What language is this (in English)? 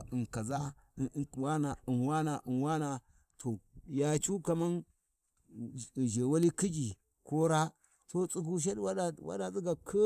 Warji